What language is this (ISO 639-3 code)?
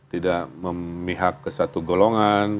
ind